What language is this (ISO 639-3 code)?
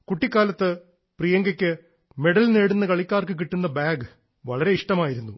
mal